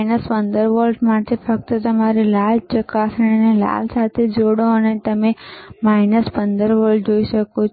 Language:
Gujarati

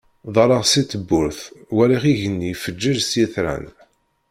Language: Kabyle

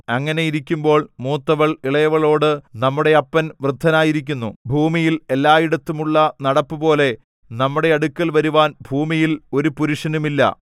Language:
Malayalam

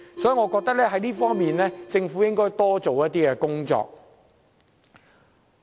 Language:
Cantonese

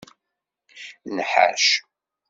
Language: Kabyle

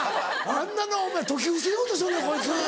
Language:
Japanese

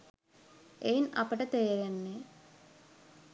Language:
Sinhala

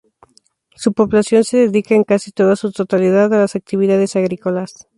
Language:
Spanish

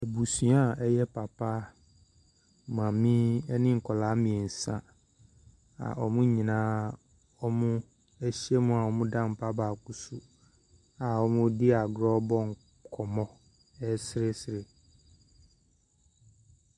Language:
Akan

